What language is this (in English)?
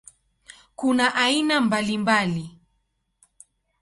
Swahili